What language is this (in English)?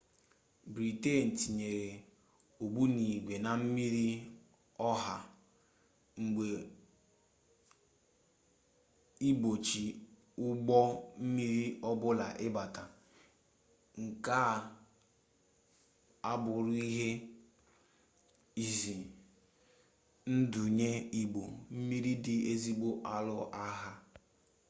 Igbo